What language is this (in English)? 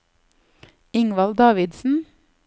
Norwegian